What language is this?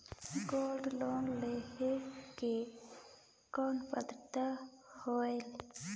Chhattisgarhi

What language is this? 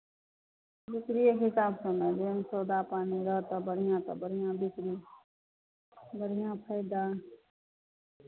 Maithili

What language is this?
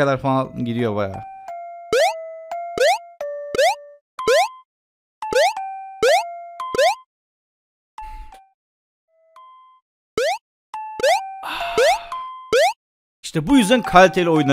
Turkish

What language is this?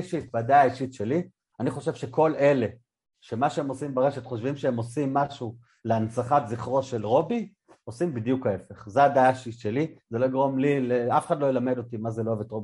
Hebrew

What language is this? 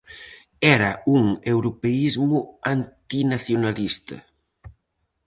Galician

